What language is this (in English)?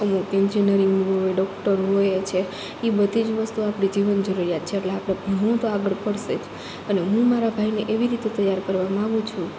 Gujarati